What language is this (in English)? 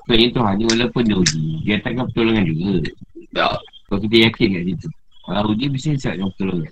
Malay